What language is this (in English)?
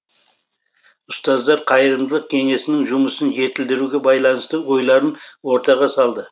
Kazakh